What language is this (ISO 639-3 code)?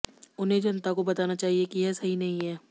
hin